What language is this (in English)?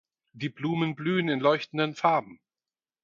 German